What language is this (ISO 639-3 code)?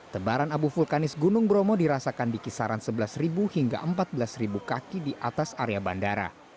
ind